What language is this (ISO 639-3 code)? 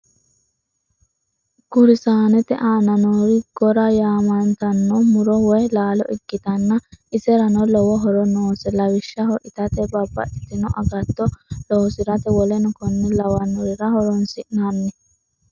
sid